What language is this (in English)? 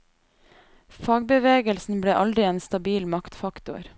Norwegian